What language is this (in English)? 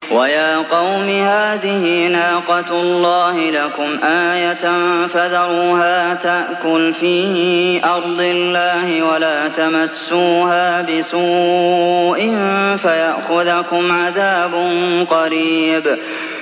Arabic